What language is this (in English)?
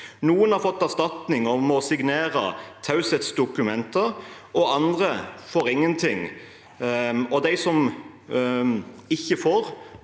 Norwegian